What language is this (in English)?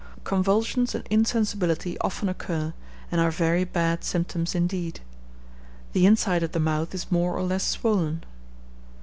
English